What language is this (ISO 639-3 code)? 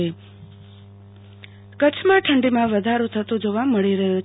guj